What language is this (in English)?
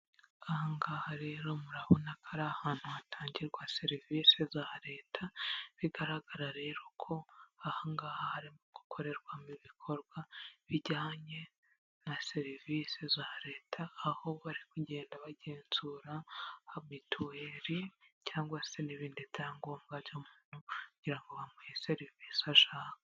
Kinyarwanda